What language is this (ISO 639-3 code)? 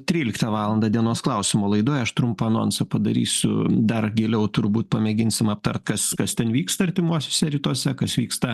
lit